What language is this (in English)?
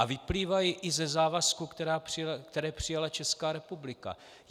Czech